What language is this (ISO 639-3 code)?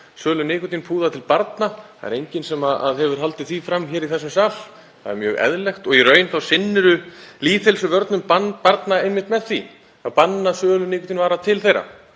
isl